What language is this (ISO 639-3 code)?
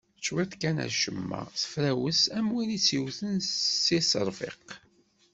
kab